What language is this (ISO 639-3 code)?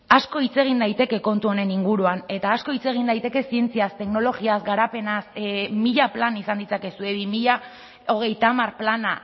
eus